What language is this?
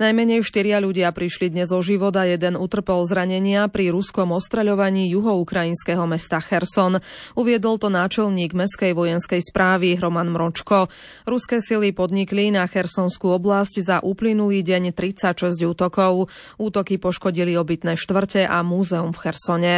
Slovak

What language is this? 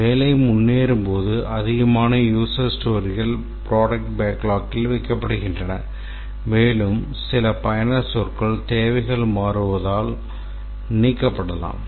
Tamil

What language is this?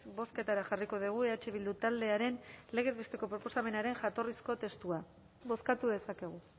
Basque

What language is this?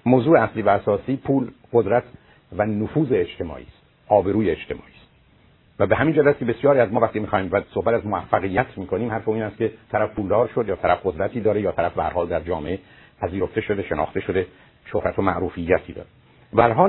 Persian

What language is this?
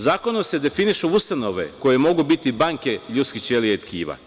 Serbian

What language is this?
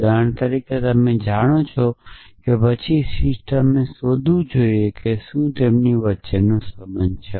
Gujarati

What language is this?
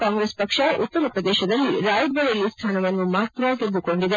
Kannada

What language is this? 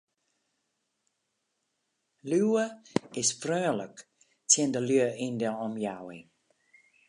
Western Frisian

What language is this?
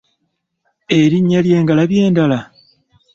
Ganda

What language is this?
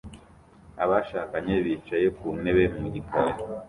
Kinyarwanda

